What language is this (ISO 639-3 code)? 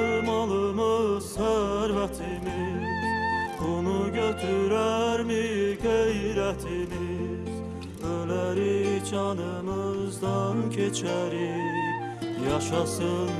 aze